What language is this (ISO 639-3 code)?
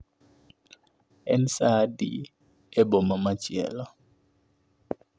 luo